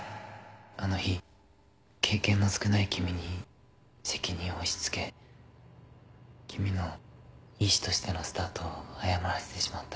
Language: Japanese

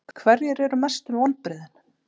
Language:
Icelandic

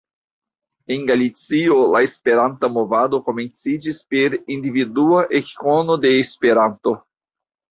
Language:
Esperanto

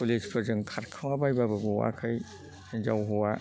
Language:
Bodo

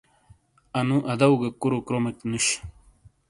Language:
Shina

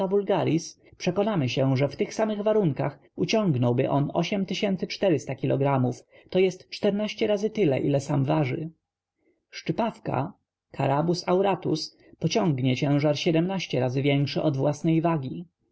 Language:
Polish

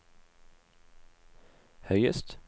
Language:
Norwegian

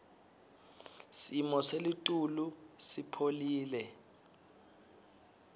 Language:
Swati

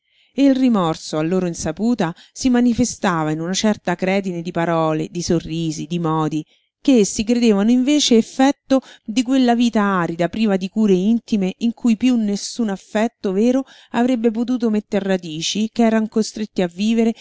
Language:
Italian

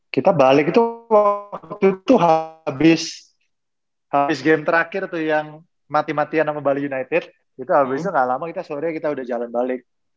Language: Indonesian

